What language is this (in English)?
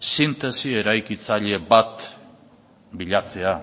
Basque